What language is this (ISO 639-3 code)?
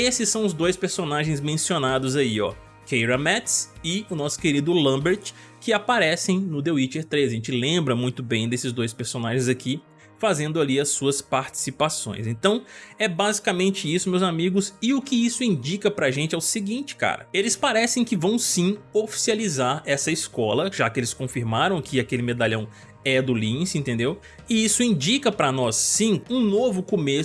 por